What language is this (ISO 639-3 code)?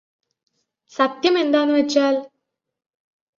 mal